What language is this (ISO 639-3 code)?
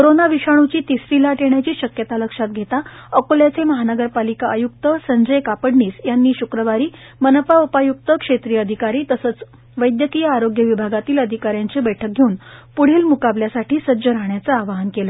mar